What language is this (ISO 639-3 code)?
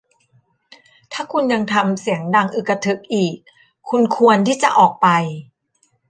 tha